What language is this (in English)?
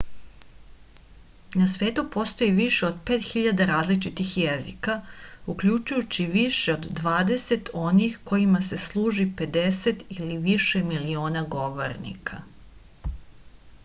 Serbian